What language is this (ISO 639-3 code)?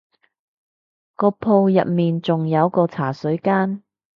yue